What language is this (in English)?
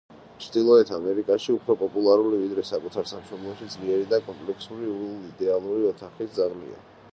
Georgian